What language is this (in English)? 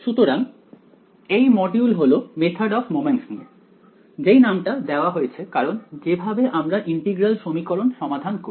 Bangla